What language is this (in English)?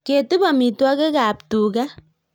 Kalenjin